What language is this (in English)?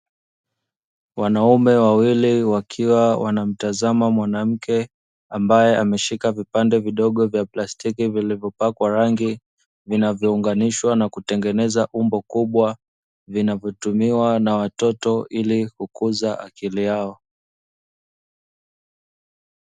Swahili